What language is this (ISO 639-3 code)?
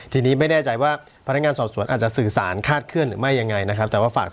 tha